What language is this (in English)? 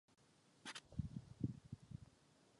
Czech